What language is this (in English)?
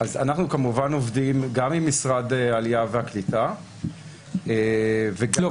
Hebrew